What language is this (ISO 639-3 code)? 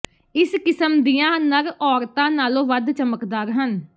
pan